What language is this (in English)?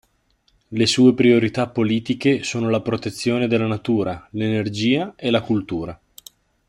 Italian